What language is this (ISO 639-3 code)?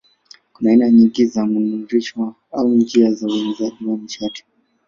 swa